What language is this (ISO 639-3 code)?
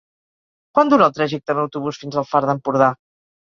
cat